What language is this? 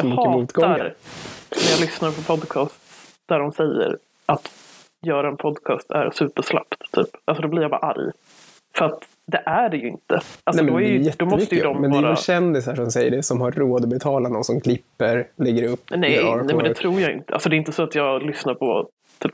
Swedish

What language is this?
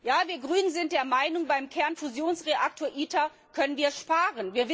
German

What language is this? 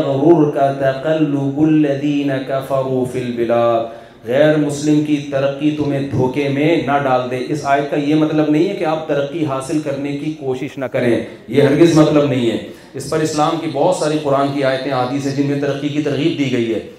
Urdu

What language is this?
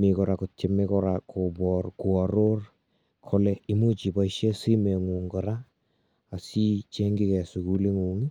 Kalenjin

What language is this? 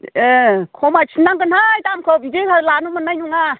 Bodo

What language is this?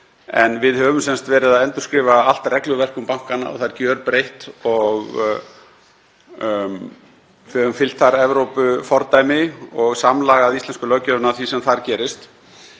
Icelandic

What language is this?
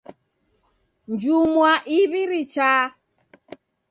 Taita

